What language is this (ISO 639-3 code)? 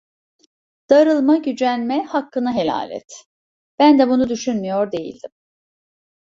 tur